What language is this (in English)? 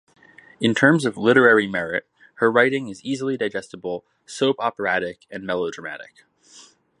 English